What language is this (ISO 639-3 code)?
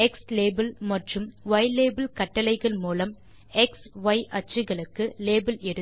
tam